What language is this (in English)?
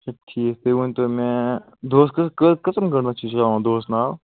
Kashmiri